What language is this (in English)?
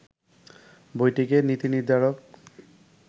Bangla